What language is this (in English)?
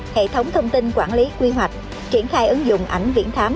Vietnamese